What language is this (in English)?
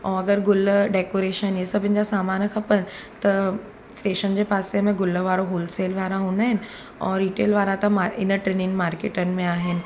Sindhi